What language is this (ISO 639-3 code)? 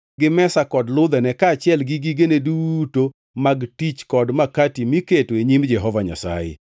luo